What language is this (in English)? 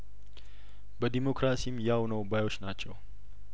Amharic